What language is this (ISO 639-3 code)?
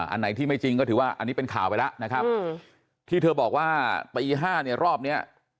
tha